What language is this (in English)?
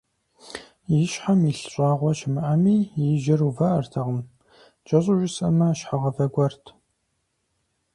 Kabardian